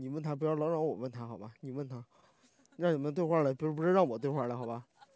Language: Chinese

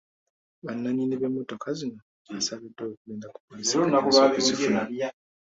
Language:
Ganda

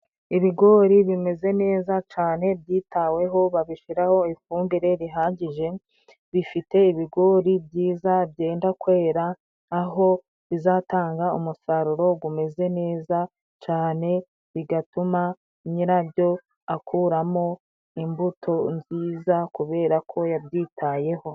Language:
Kinyarwanda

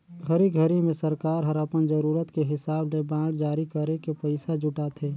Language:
Chhattisgarhi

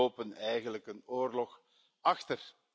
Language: Dutch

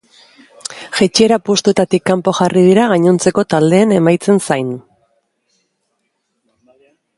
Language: Basque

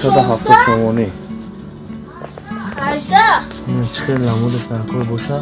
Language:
Turkish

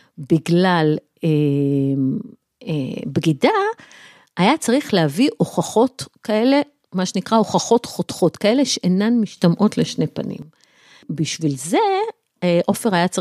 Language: Hebrew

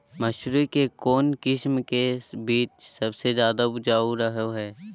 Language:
Magahi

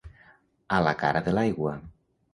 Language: Catalan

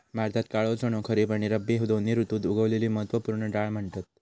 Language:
Marathi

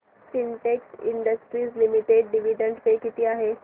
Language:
Marathi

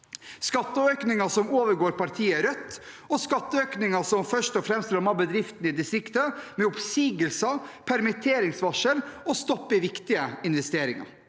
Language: Norwegian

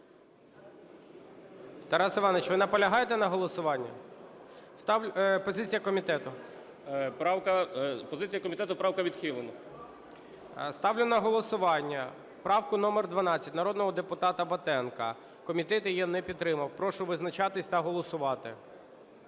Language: Ukrainian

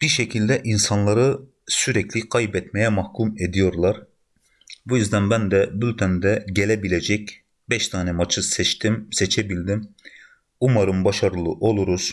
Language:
Turkish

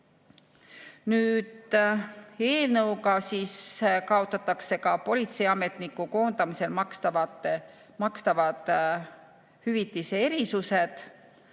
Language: Estonian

